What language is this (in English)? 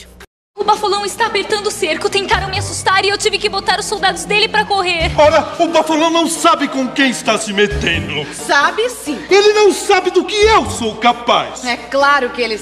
Portuguese